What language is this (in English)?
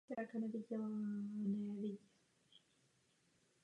Czech